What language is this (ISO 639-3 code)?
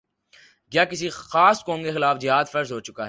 urd